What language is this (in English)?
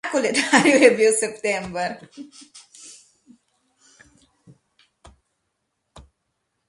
Slovenian